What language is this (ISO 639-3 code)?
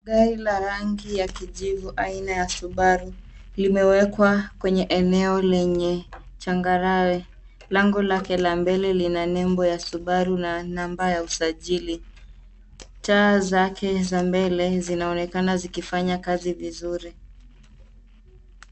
swa